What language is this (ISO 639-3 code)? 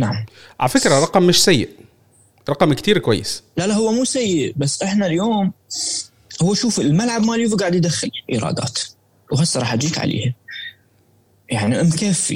ara